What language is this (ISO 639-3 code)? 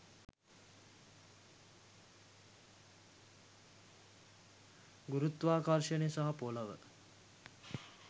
sin